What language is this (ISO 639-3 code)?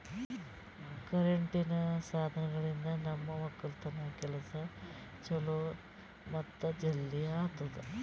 kan